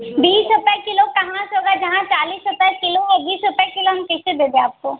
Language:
Hindi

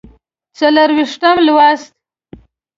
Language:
Pashto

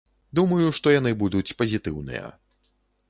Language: Belarusian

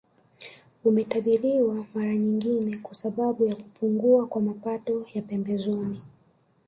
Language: Swahili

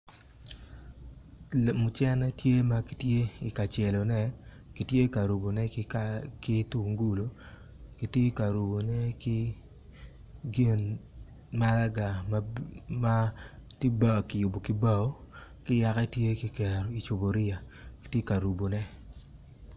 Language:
Acoli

